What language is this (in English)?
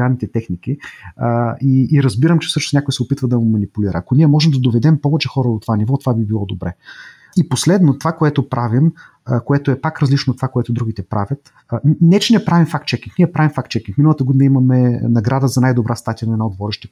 Bulgarian